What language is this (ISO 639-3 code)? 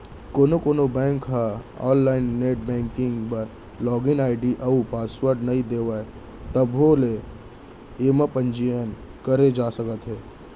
hne